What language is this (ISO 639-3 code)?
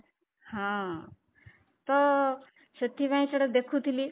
ori